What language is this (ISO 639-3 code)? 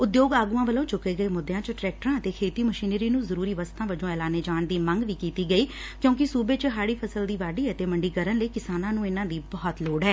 pan